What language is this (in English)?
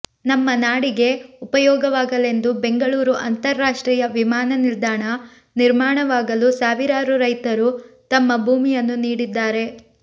Kannada